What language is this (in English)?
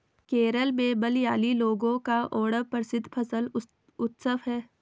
Hindi